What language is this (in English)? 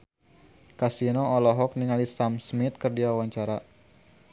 Sundanese